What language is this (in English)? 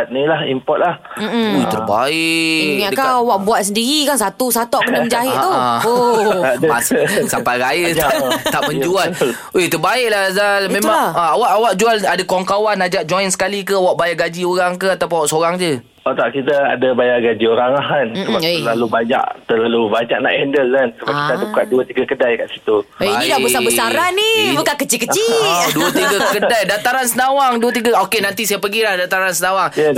Malay